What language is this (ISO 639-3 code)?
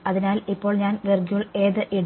mal